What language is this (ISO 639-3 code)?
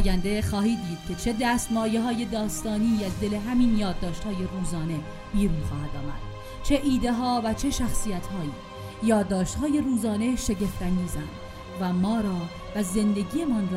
fas